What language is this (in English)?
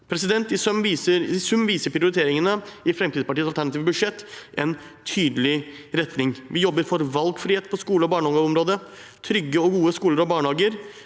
Norwegian